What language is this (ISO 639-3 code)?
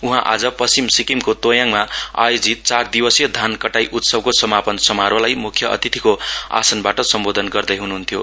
nep